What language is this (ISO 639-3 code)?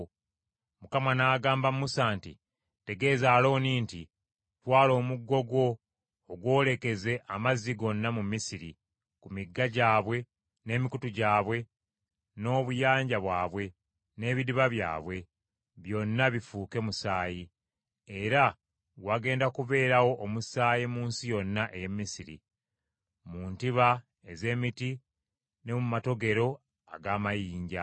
lug